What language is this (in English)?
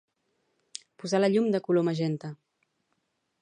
Catalan